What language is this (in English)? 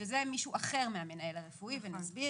Hebrew